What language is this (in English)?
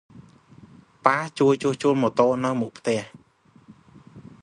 Khmer